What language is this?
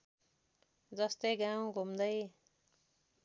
Nepali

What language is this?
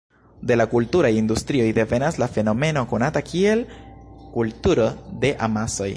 Esperanto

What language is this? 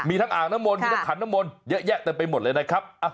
Thai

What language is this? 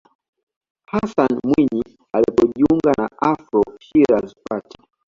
Swahili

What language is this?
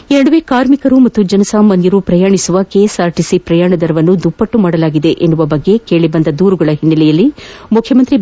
Kannada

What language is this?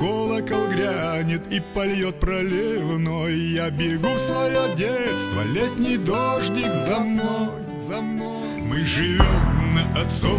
Russian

